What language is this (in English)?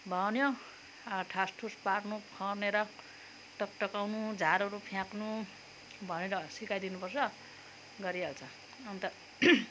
Nepali